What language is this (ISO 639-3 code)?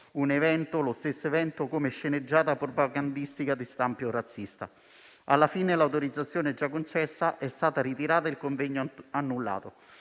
ita